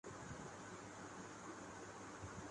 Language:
Urdu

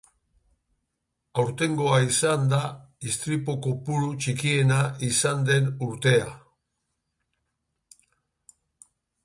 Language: Basque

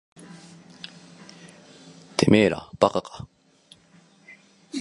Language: Japanese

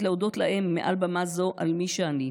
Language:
Hebrew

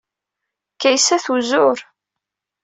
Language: Kabyle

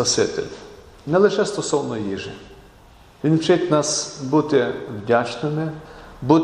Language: Ukrainian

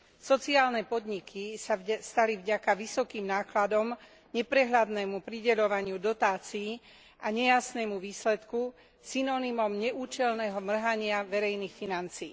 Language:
Slovak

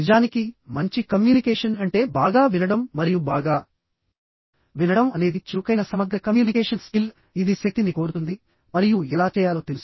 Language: Telugu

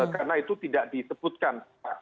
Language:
Indonesian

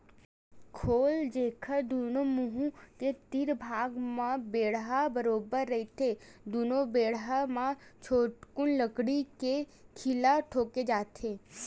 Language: Chhattisgarhi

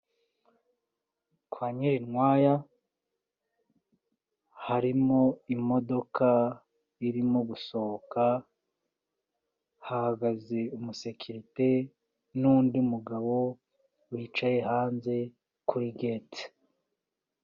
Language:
Kinyarwanda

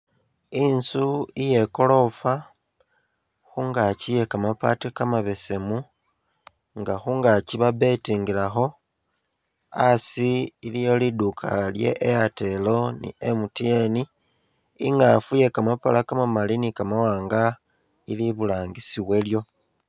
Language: Masaaba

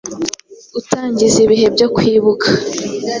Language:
Kinyarwanda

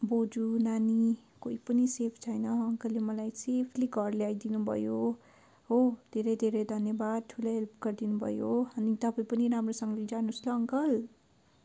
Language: Nepali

